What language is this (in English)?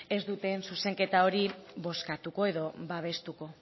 Basque